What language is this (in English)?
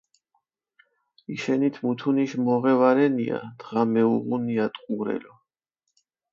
Mingrelian